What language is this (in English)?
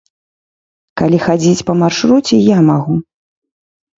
Belarusian